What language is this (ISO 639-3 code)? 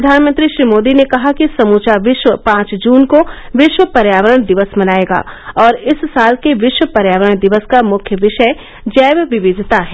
hin